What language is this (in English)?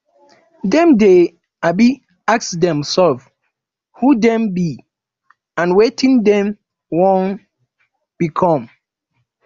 Nigerian Pidgin